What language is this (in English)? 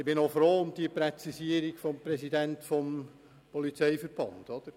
Swiss German